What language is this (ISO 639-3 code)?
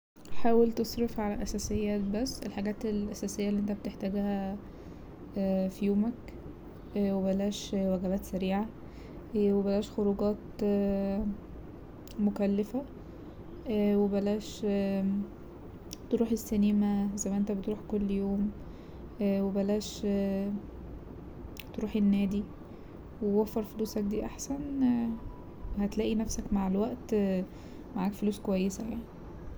arz